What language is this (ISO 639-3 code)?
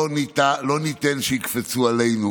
heb